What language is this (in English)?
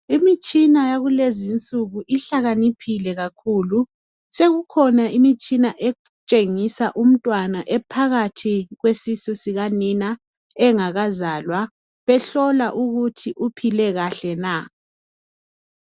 North Ndebele